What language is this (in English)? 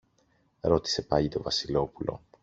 Greek